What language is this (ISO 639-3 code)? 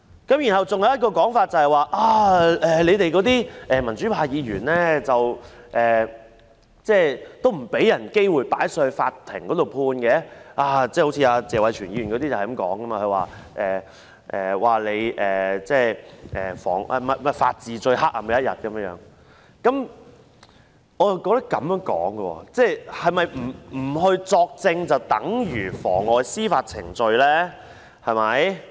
yue